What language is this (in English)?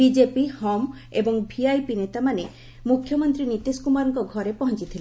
Odia